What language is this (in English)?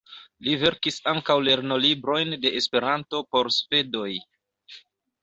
Esperanto